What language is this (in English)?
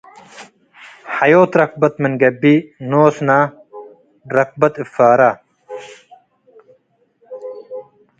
Tigre